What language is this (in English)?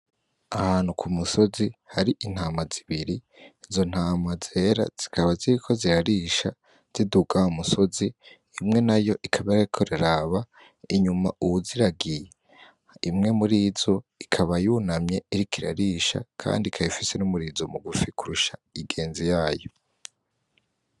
Rundi